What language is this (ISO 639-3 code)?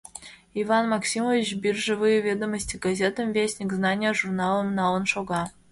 chm